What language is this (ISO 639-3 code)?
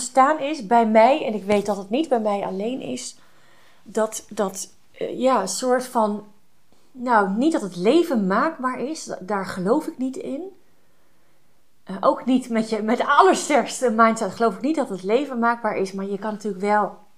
nld